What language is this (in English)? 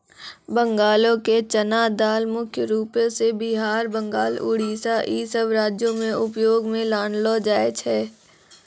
Maithili